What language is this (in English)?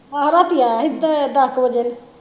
Punjabi